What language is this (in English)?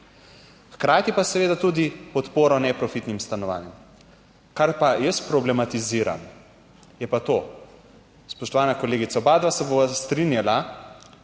Slovenian